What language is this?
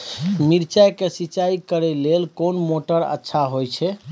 Maithili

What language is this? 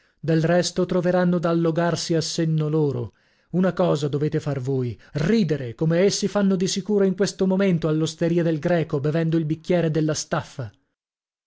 Italian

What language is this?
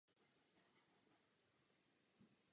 Czech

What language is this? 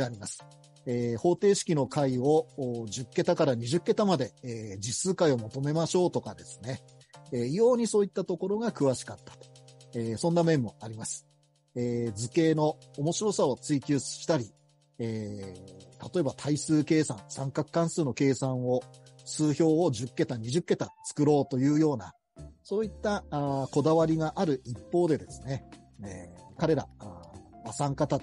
Japanese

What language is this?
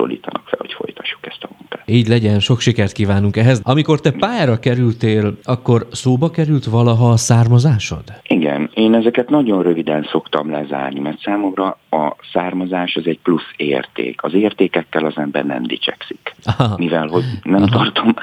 Hungarian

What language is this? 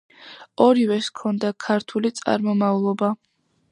Georgian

